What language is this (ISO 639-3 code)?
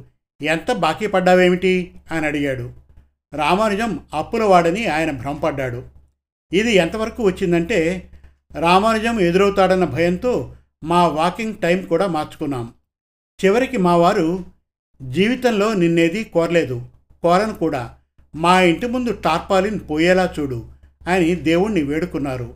tel